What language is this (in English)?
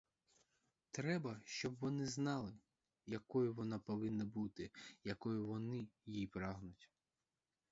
Ukrainian